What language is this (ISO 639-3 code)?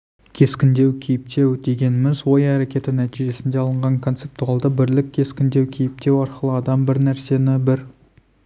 kaz